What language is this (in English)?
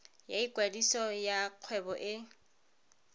Tswana